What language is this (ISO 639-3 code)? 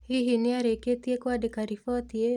kik